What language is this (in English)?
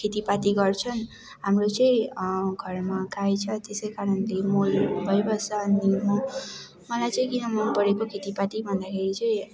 Nepali